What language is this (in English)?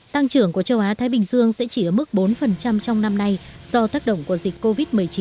Vietnamese